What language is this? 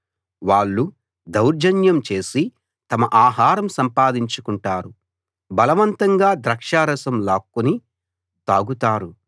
Telugu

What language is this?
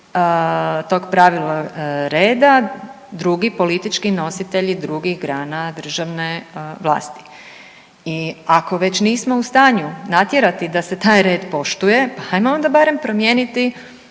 Croatian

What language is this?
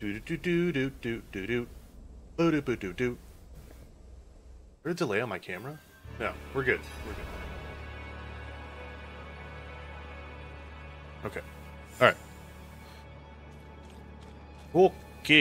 English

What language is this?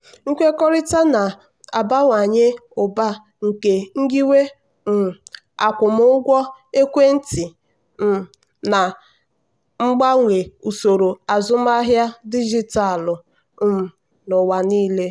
Igbo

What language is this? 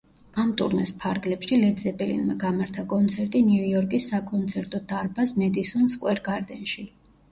Georgian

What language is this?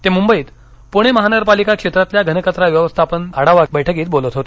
Marathi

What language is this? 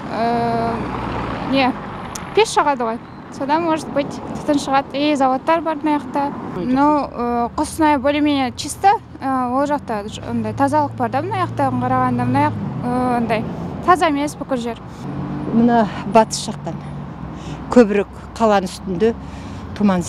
Turkish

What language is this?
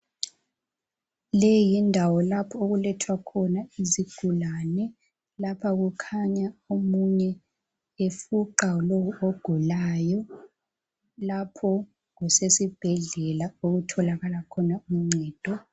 North Ndebele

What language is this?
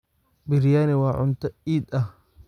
Somali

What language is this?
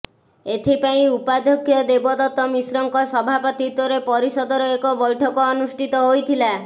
Odia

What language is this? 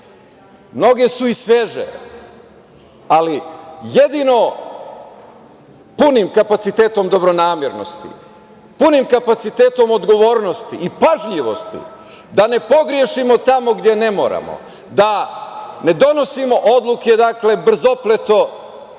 Serbian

